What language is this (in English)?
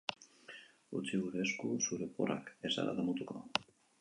Basque